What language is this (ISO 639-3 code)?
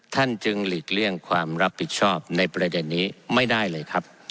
tha